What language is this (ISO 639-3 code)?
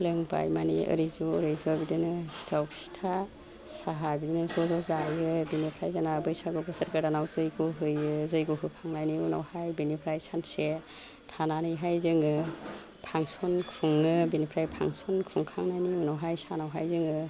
brx